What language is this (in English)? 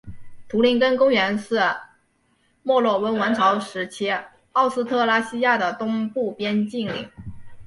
Chinese